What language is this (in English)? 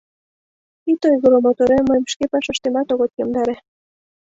Mari